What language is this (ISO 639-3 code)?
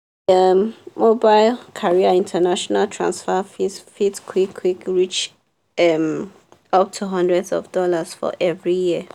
pcm